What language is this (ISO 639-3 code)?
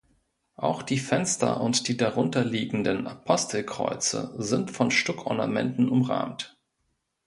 deu